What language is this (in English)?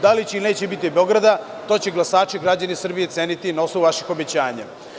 Serbian